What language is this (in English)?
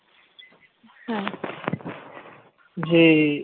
Bangla